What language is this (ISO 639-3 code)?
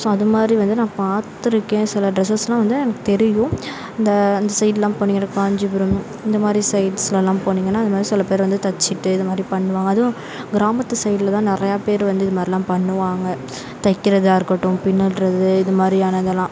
tam